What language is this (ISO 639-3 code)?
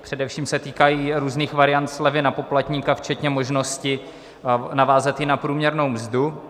ces